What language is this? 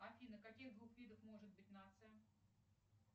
Russian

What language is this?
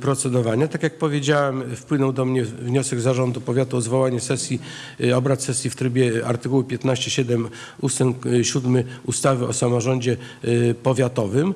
Polish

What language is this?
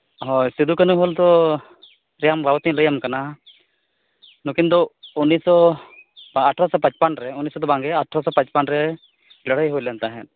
Santali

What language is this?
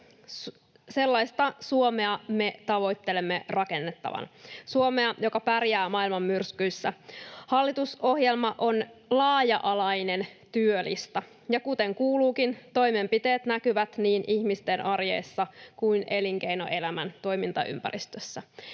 Finnish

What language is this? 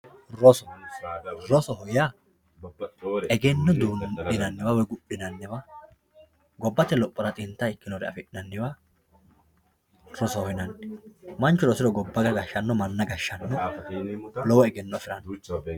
Sidamo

